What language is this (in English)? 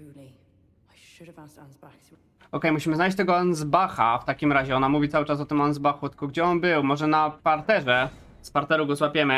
Polish